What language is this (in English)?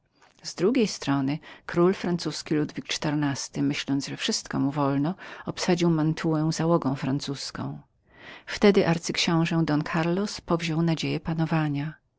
Polish